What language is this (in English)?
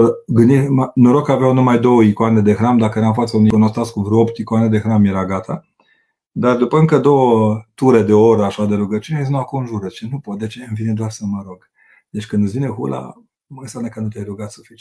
Romanian